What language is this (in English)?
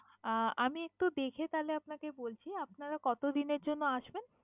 Bangla